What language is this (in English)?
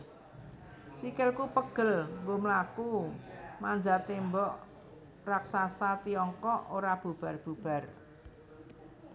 Javanese